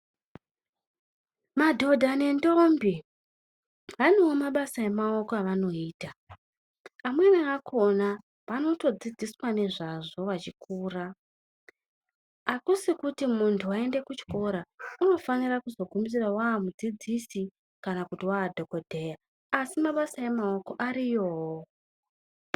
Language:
Ndau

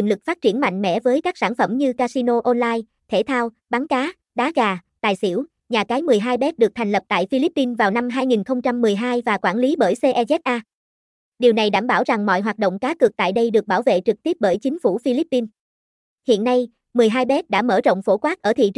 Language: Vietnamese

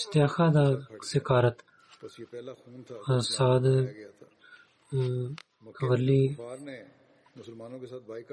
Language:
Bulgarian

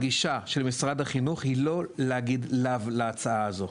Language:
Hebrew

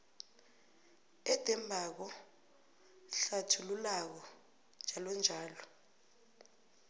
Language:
South Ndebele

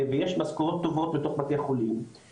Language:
Hebrew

